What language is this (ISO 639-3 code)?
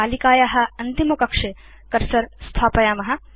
san